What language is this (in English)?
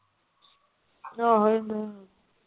Punjabi